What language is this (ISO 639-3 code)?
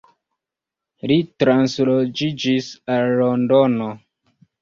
epo